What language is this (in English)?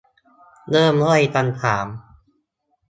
Thai